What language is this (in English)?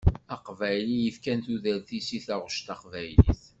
Kabyle